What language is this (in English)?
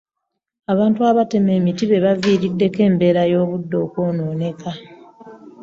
Ganda